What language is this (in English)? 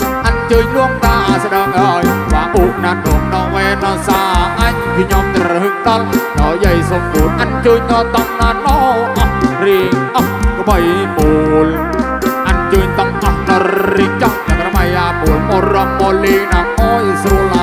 Thai